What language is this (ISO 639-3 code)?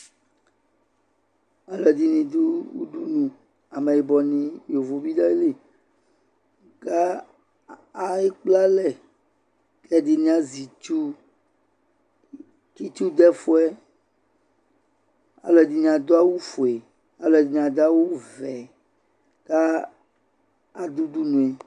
kpo